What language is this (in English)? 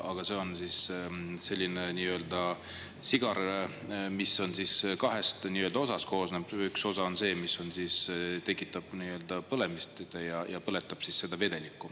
Estonian